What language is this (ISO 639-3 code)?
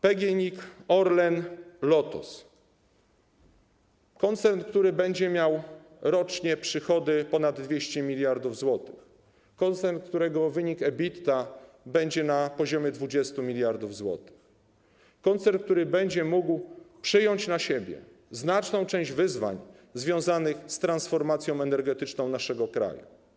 pol